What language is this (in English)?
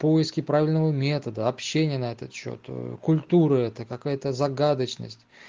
Russian